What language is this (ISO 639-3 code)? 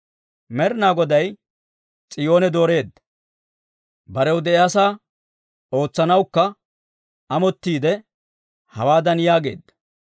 dwr